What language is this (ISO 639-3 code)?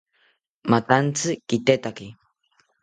cpy